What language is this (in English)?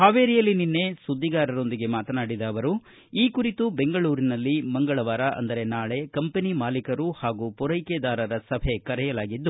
Kannada